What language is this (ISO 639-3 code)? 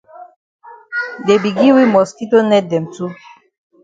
wes